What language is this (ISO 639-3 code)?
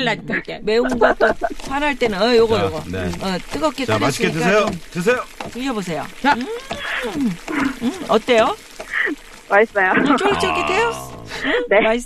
kor